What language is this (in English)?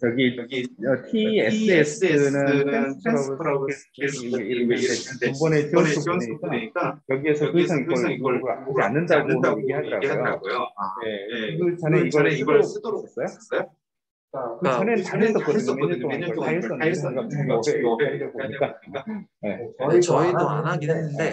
Korean